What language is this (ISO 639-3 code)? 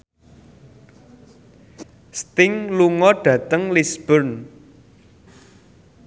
jav